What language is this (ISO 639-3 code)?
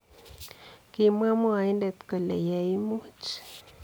kln